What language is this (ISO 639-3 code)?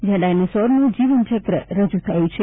guj